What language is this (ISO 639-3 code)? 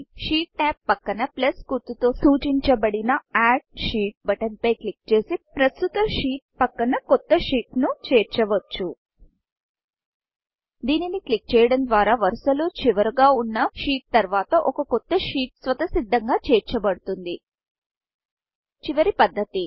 tel